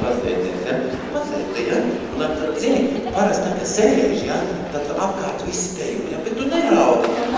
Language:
Latvian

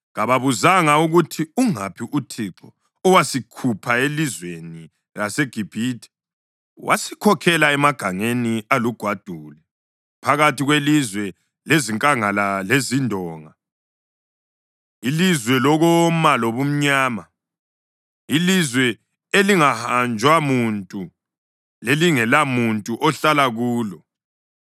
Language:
North Ndebele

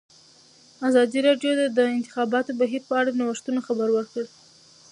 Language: Pashto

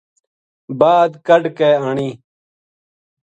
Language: Gujari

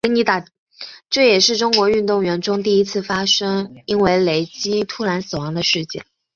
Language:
Chinese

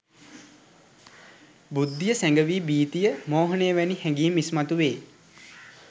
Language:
Sinhala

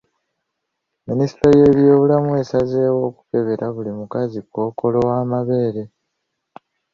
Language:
Ganda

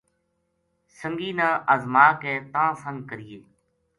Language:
Gujari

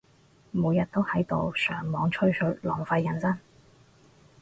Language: Cantonese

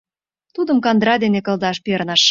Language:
Mari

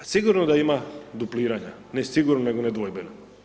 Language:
Croatian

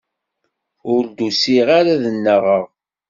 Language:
Kabyle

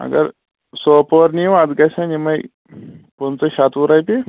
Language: Kashmiri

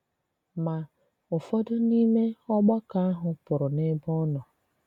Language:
Igbo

